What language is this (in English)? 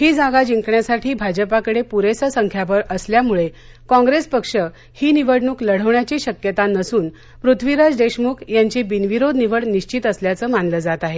Marathi